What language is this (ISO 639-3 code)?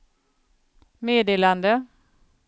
swe